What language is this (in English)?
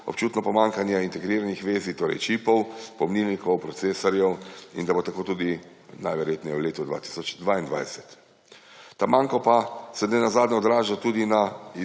Slovenian